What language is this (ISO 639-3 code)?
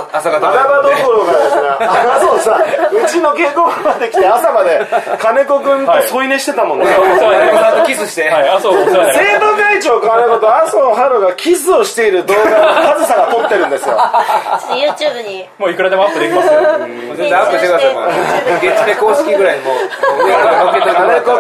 jpn